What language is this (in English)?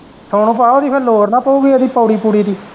Punjabi